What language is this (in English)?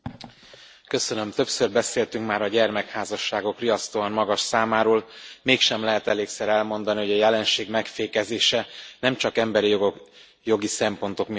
Hungarian